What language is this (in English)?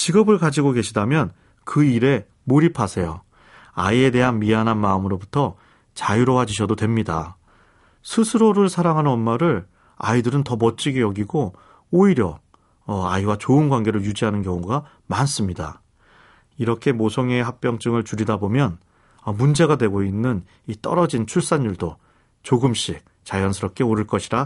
Korean